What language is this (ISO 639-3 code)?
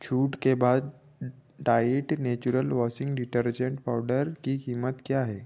hin